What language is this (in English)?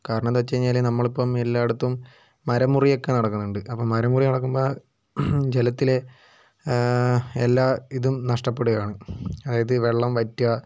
Malayalam